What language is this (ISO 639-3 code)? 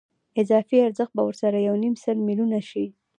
pus